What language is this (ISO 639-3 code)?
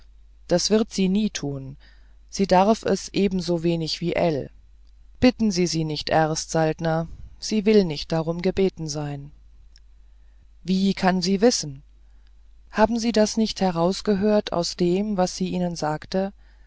deu